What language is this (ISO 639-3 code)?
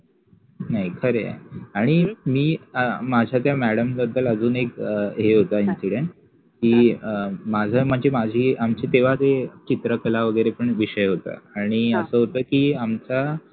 mar